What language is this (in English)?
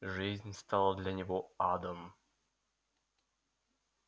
Russian